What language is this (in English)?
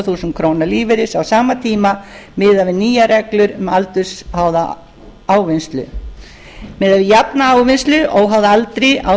Icelandic